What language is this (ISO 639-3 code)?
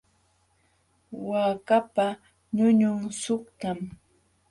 qxw